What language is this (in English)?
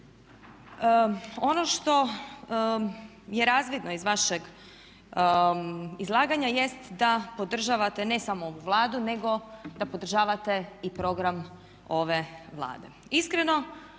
Croatian